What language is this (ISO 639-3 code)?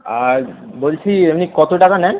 ben